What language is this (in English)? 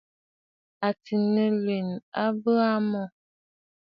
Bafut